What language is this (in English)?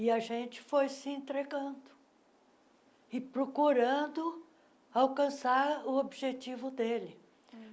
Portuguese